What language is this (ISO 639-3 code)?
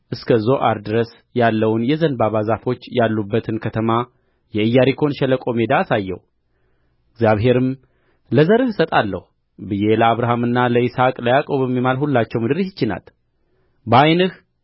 amh